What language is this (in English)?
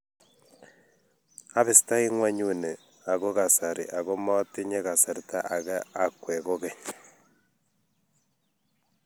Kalenjin